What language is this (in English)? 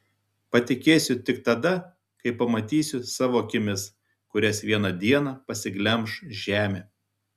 Lithuanian